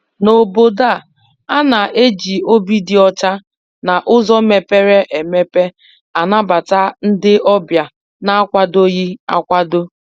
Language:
Igbo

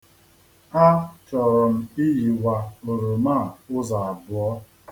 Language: Igbo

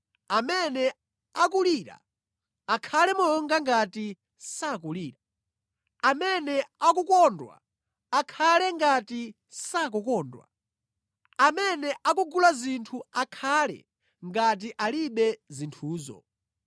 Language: Nyanja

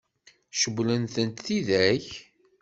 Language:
Kabyle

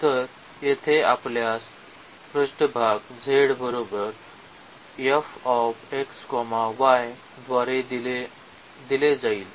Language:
Marathi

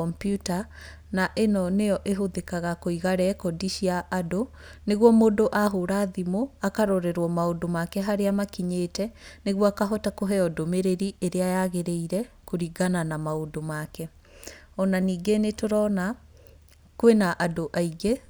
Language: Kikuyu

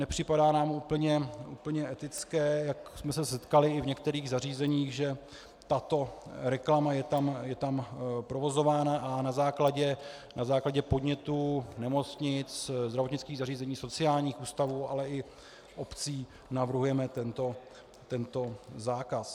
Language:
Czech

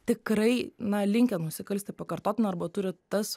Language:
Lithuanian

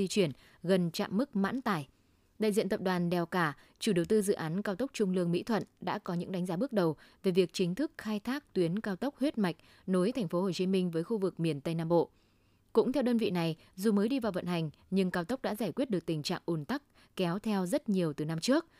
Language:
Vietnamese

